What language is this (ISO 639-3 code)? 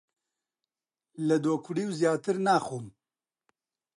ckb